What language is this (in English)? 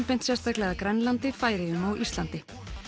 Icelandic